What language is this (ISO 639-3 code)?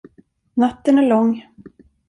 swe